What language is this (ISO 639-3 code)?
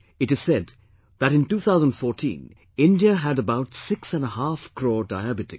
eng